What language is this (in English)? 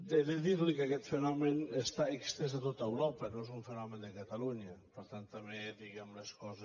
Catalan